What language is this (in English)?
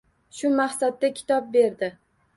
Uzbek